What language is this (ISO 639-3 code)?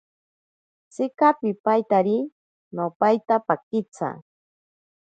prq